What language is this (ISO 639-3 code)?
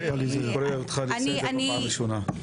heb